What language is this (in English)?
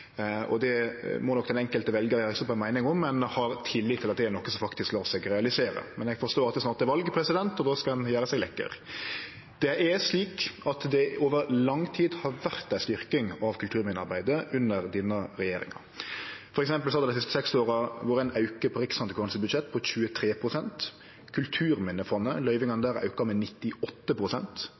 Norwegian Nynorsk